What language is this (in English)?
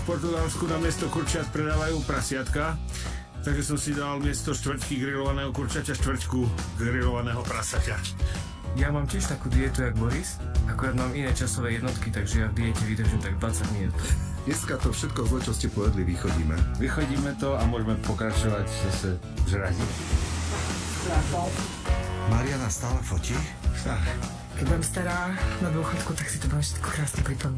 Czech